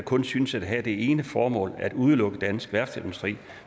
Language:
Danish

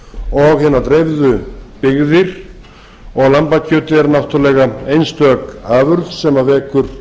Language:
Icelandic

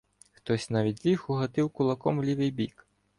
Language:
Ukrainian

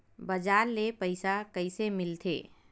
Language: Chhattisgarhi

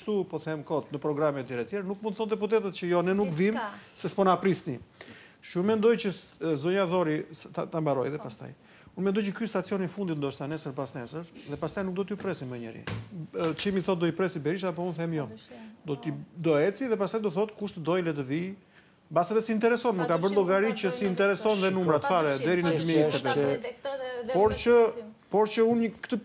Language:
Romanian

